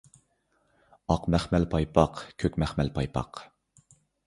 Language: Uyghur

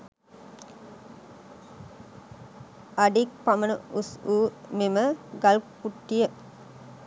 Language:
Sinhala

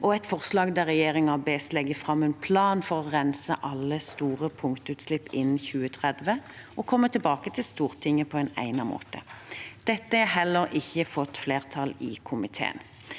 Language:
Norwegian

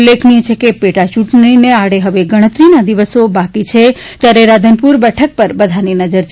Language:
Gujarati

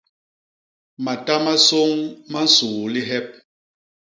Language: Basaa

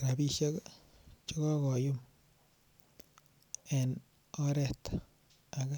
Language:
Kalenjin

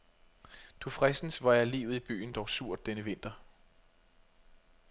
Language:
Danish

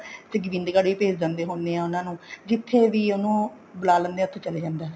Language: Punjabi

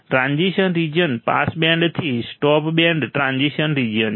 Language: Gujarati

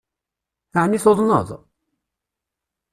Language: Kabyle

